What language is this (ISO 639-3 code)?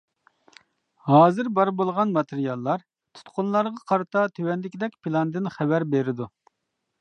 uig